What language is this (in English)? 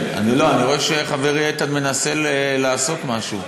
Hebrew